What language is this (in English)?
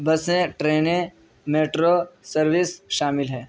Urdu